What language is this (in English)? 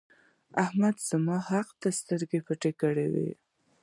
Pashto